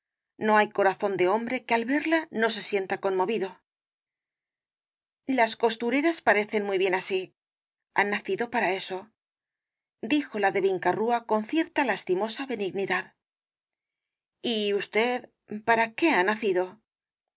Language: Spanish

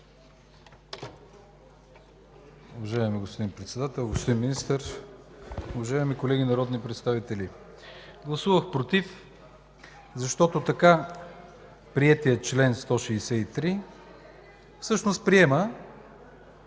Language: Bulgarian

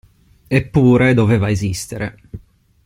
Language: Italian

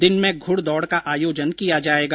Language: Hindi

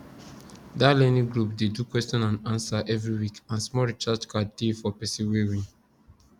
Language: Nigerian Pidgin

